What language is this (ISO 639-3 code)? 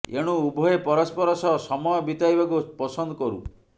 ori